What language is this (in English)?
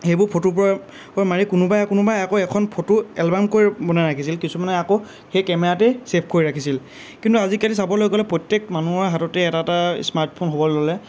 Assamese